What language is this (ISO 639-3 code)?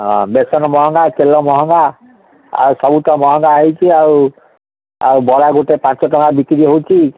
ori